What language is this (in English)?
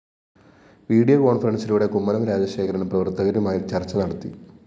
Malayalam